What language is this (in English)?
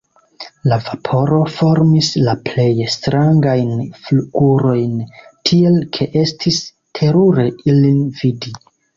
Esperanto